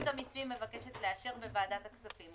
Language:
Hebrew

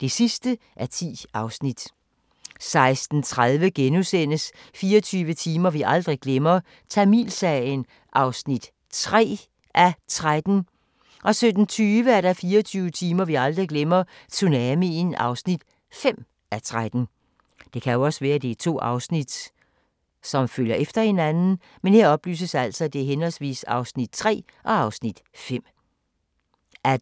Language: Danish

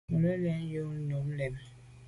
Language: Medumba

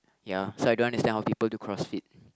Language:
English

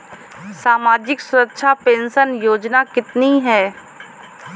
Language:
Hindi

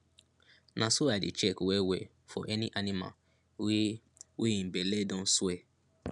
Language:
Nigerian Pidgin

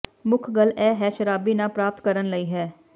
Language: Punjabi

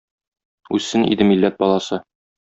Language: Tatar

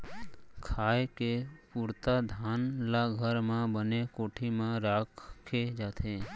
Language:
Chhattisgarhi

